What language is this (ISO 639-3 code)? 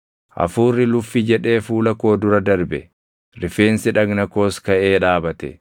orm